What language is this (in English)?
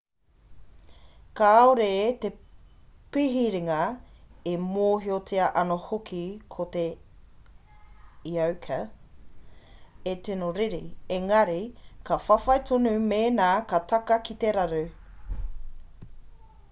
Māori